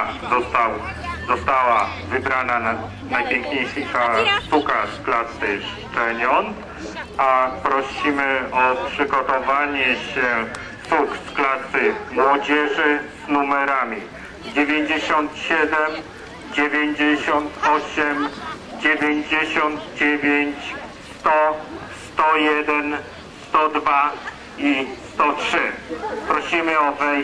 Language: Polish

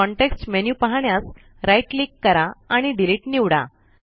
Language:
Marathi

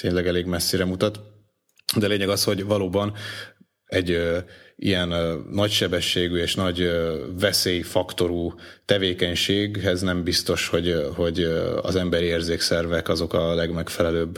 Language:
Hungarian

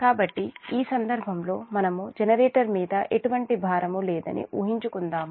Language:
Telugu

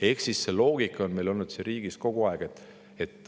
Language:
Estonian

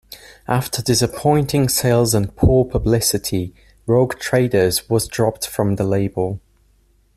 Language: English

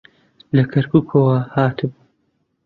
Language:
Central Kurdish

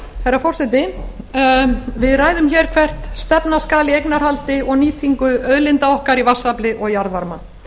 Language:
Icelandic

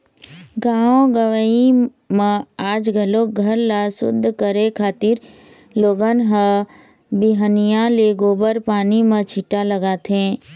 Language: Chhattisgarhi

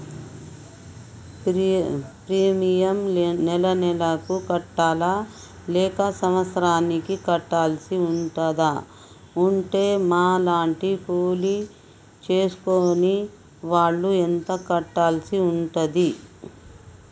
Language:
Telugu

